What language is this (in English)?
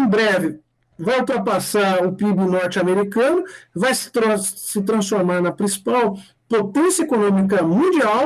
Portuguese